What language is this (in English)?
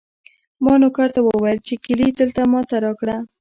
Pashto